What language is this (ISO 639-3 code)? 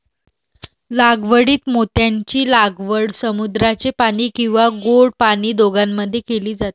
mar